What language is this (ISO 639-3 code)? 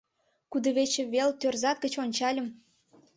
chm